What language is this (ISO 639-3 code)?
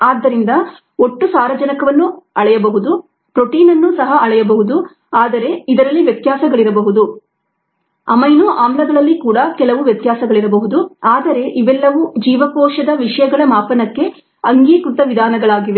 kan